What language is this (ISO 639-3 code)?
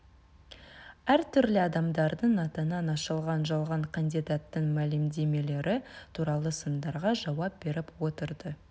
kaz